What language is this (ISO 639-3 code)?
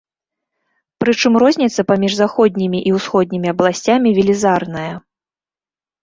bel